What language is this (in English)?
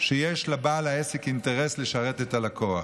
Hebrew